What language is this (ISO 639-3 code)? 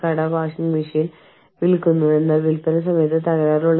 mal